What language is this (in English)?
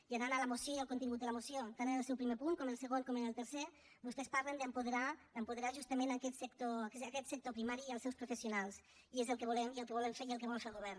Catalan